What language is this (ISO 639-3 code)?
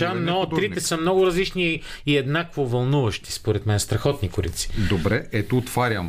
bul